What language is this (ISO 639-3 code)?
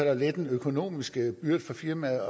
dan